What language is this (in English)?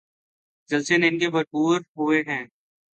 Urdu